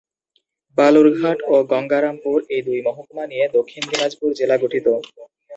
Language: Bangla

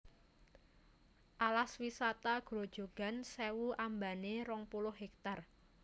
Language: Javanese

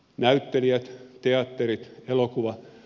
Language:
Finnish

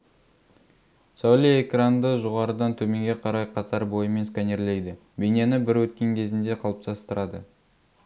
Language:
Kazakh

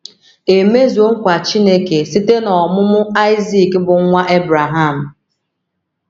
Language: Igbo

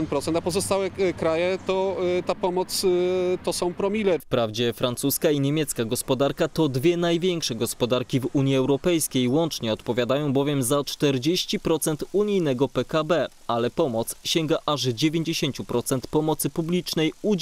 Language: Polish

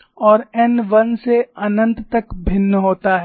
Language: Hindi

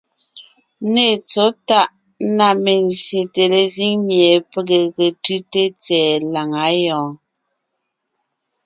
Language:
Ngiemboon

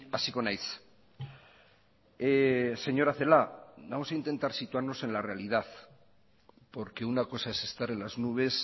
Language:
Spanish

